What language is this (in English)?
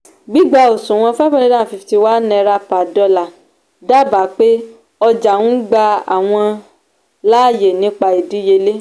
Yoruba